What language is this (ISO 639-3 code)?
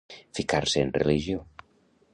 cat